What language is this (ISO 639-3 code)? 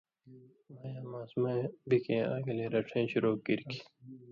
mvy